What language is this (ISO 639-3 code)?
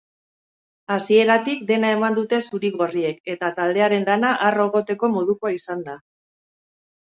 eus